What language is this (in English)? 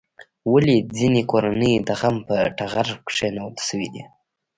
Pashto